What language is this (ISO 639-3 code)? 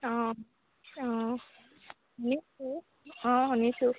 asm